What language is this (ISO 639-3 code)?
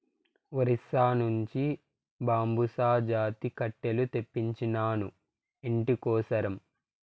tel